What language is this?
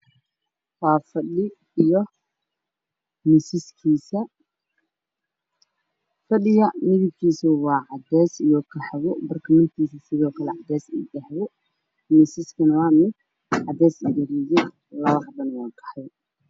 Somali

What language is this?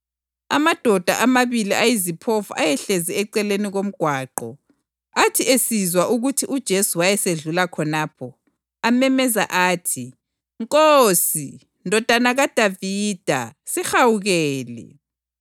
North Ndebele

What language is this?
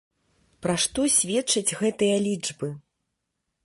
Belarusian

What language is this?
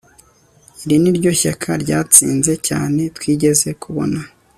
Kinyarwanda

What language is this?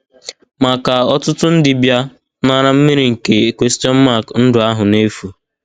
Igbo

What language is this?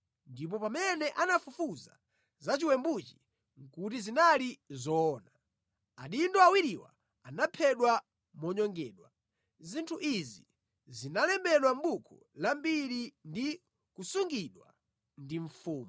Nyanja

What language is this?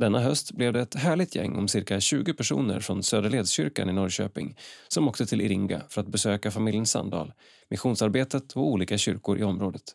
Swedish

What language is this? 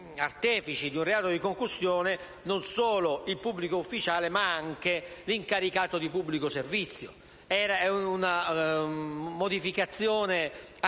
Italian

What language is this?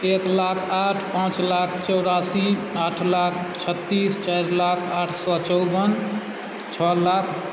Maithili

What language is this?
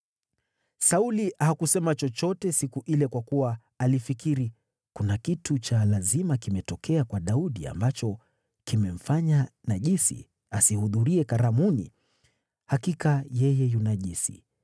Swahili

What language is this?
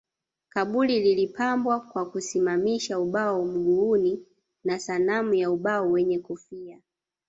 Swahili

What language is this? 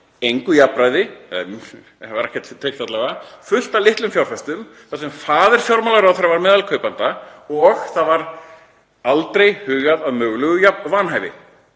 Icelandic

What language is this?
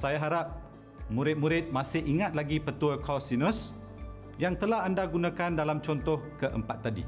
Malay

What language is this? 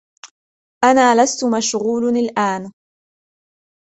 Arabic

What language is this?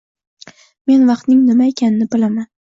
Uzbek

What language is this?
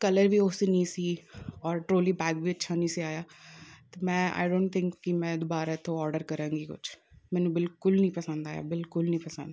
Punjabi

